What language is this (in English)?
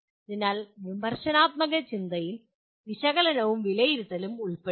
Malayalam